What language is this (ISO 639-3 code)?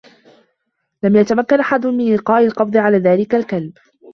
ara